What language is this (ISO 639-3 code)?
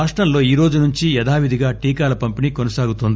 tel